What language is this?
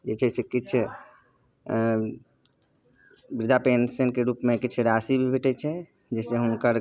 Maithili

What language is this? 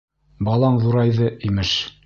Bashkir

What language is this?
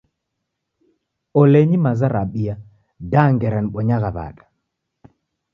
Taita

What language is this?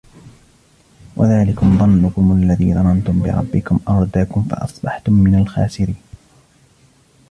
Arabic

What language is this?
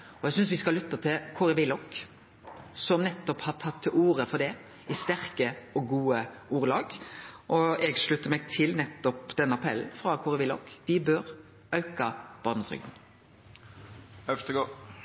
Norwegian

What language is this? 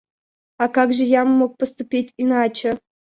Russian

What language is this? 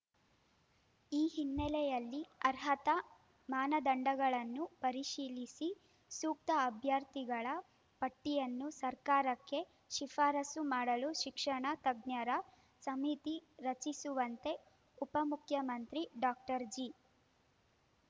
Kannada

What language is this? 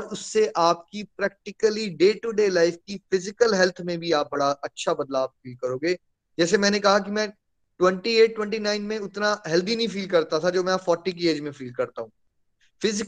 Hindi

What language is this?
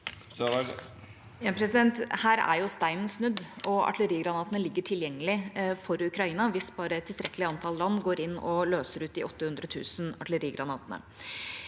Norwegian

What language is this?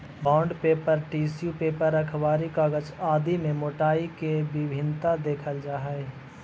Magahi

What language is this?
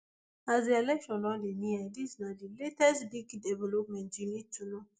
Nigerian Pidgin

